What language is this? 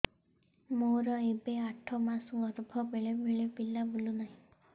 Odia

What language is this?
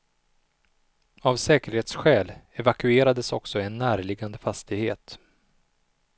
Swedish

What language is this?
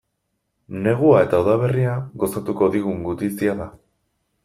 Basque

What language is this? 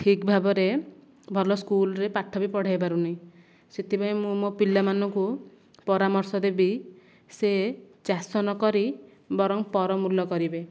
Odia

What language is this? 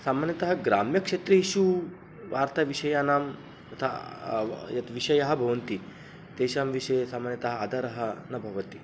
Sanskrit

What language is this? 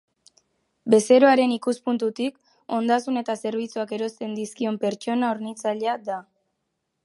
Basque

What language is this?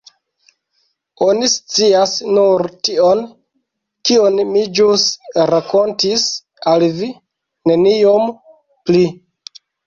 Esperanto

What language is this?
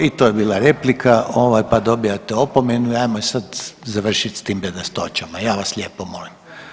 Croatian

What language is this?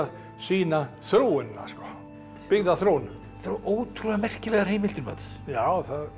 Icelandic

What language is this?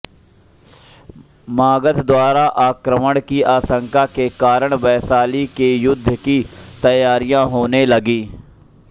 Hindi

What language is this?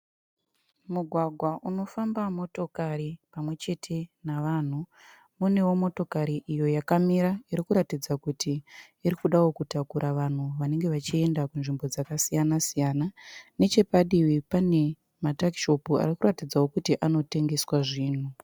Shona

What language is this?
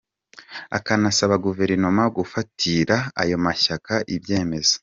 Kinyarwanda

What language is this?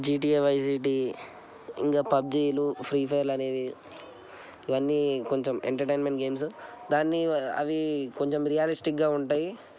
Telugu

